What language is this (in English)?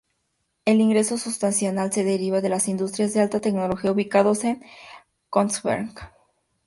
Spanish